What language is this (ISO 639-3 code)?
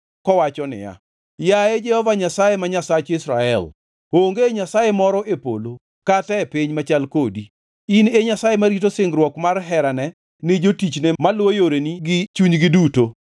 luo